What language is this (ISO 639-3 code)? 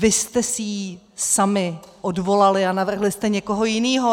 ces